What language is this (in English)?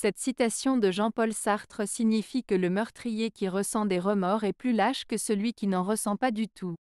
French